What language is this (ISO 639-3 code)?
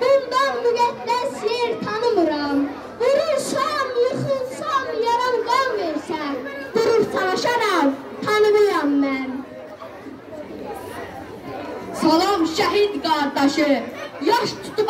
tur